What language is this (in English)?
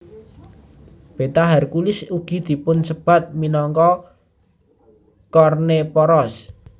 Javanese